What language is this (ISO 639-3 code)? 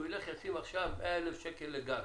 heb